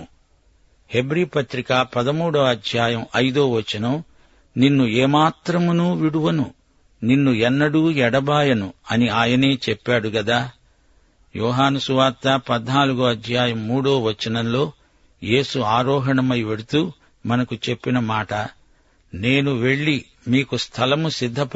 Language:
Telugu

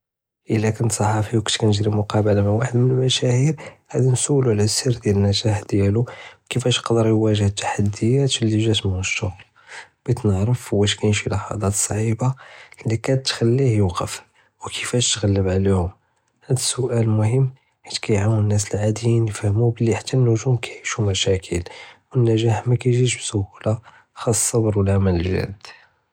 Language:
Judeo-Arabic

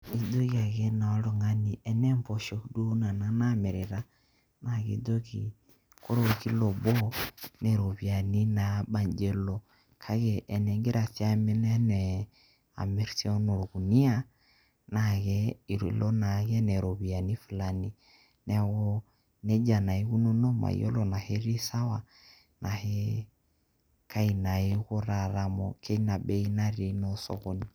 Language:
Masai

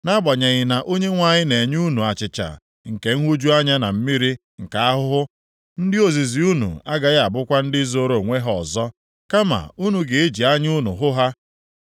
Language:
Igbo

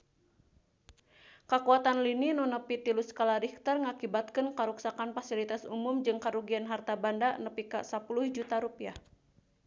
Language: Sundanese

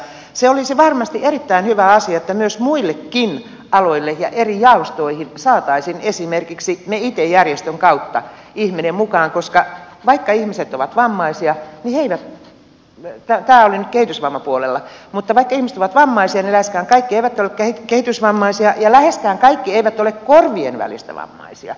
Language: Finnish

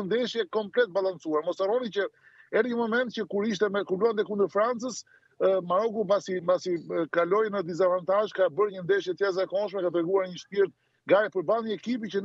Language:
Romanian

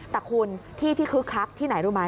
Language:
Thai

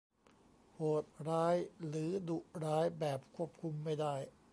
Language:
Thai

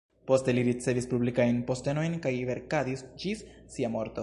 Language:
Esperanto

